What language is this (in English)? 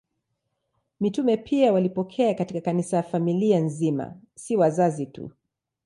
Swahili